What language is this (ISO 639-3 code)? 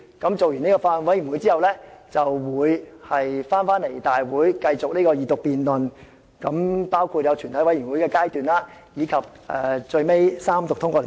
yue